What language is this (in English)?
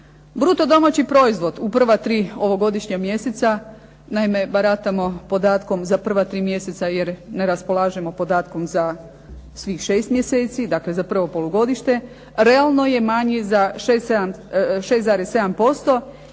Croatian